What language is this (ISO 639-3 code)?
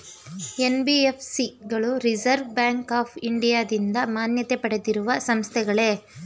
kan